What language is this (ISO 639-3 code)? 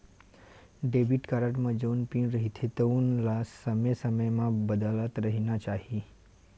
hne